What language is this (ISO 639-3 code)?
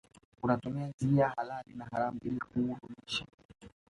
swa